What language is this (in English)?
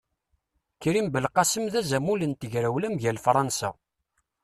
Kabyle